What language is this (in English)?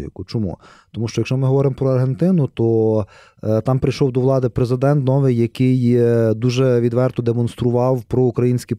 Ukrainian